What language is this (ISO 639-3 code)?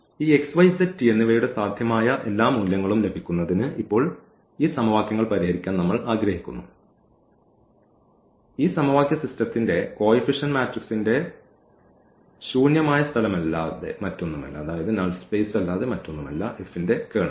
mal